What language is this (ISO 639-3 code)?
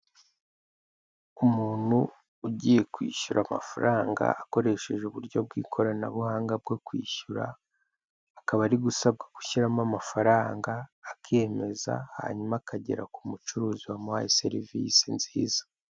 kin